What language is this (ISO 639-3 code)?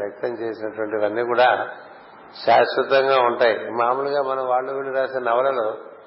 tel